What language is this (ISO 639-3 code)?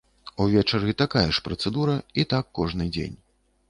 bel